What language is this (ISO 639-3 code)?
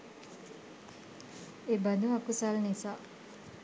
sin